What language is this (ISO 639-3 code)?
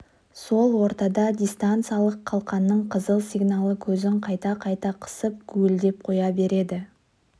kaz